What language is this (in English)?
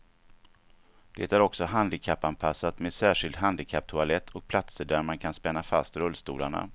Swedish